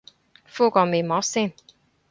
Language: Cantonese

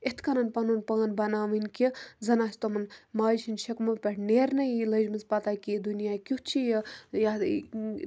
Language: Kashmiri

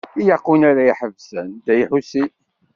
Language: Kabyle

